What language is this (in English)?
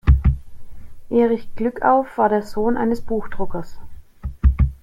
German